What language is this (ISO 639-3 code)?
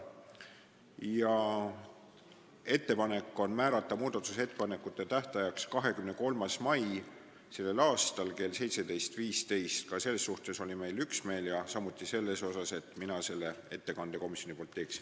est